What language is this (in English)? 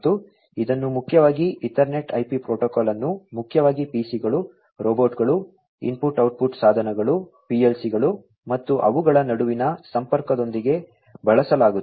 Kannada